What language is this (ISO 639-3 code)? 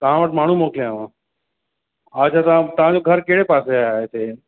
snd